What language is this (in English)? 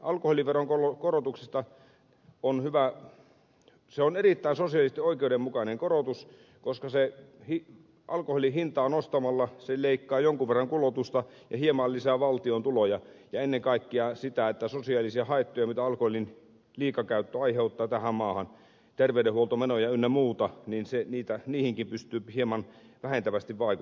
Finnish